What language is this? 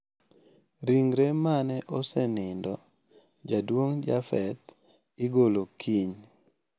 Luo (Kenya and Tanzania)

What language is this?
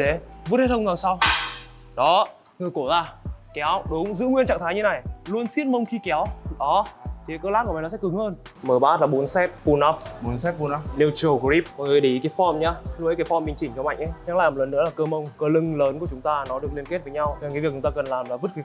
Vietnamese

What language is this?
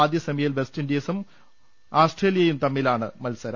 Malayalam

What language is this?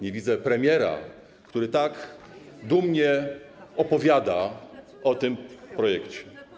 Polish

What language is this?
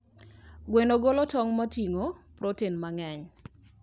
Luo (Kenya and Tanzania)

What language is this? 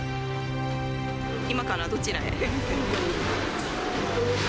Japanese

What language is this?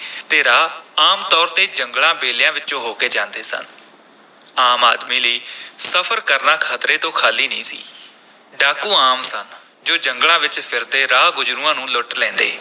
Punjabi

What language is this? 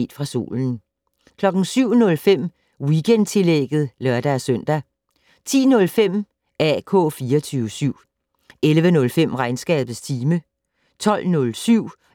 Danish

